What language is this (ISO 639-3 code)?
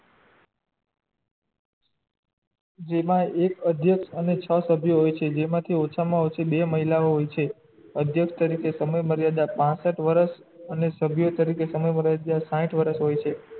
guj